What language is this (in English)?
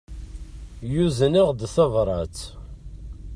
Kabyle